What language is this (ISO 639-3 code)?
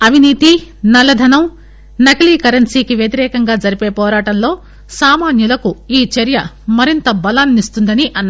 tel